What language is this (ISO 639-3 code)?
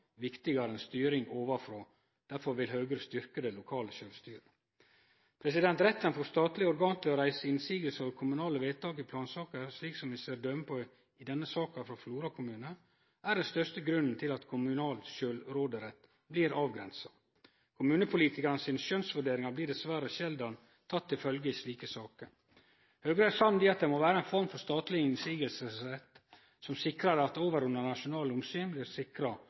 nno